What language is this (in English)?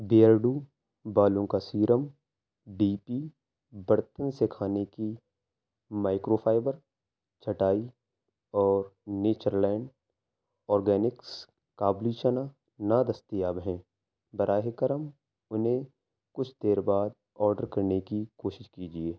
Urdu